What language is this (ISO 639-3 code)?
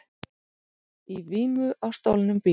isl